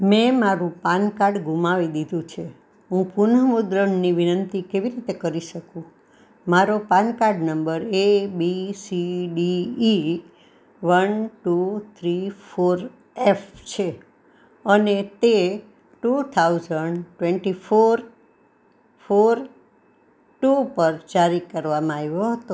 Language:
Gujarati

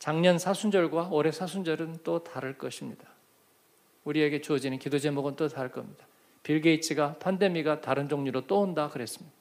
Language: Korean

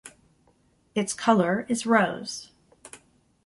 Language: English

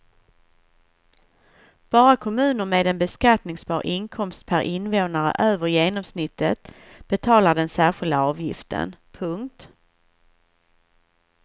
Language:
Swedish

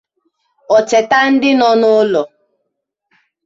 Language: Igbo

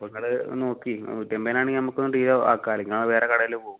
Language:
Malayalam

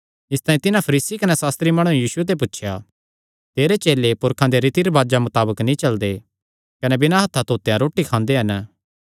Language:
Kangri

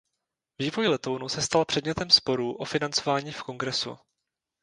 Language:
Czech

